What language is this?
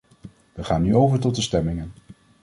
Dutch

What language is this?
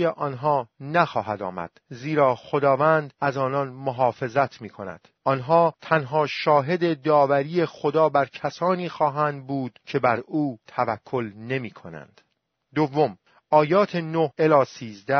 Persian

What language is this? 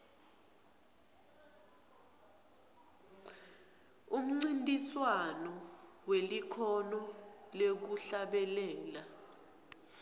Swati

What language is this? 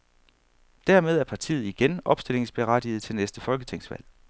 Danish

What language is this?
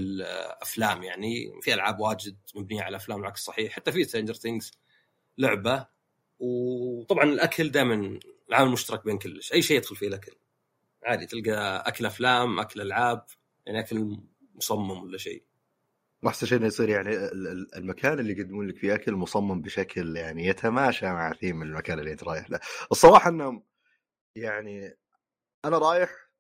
Arabic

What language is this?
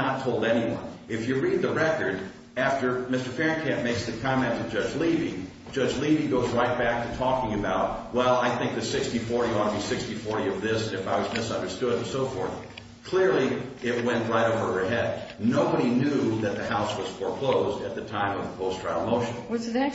English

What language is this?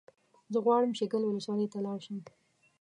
Pashto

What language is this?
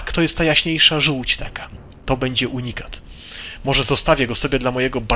Polish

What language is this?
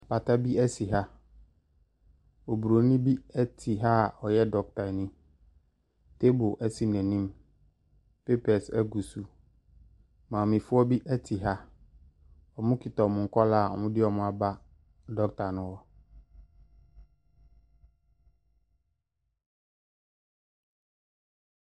Akan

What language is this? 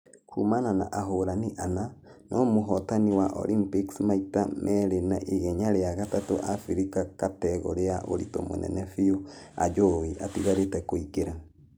Kikuyu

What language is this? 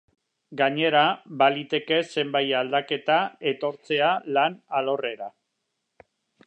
Basque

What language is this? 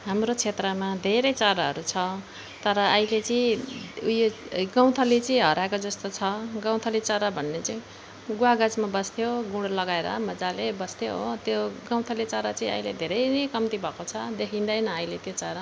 Nepali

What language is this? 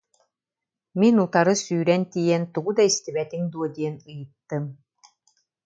Yakut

